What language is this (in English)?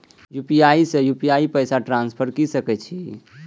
Maithili